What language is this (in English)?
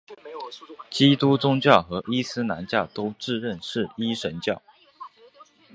Chinese